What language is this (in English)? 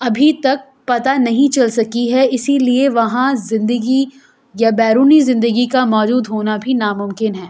Urdu